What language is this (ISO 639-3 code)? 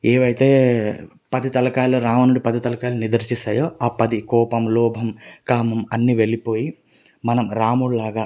tel